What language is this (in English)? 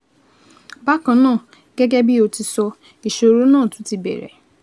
Yoruba